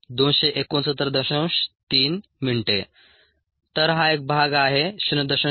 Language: Marathi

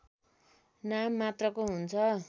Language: Nepali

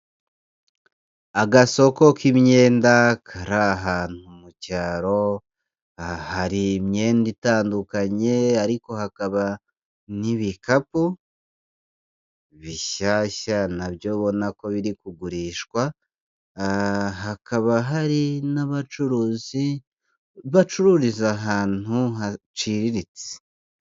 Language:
Kinyarwanda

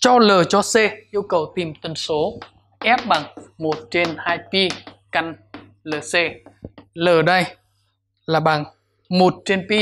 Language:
Vietnamese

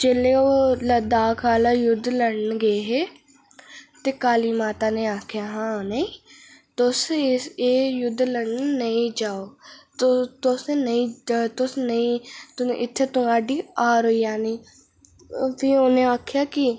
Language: Dogri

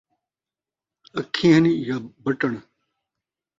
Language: Saraiki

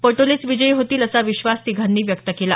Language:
Marathi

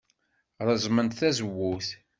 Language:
Kabyle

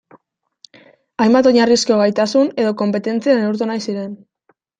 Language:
Basque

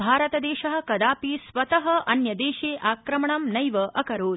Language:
Sanskrit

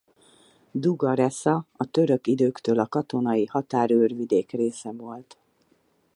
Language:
Hungarian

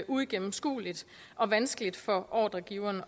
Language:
Danish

